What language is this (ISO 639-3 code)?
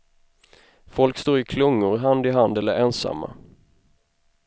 swe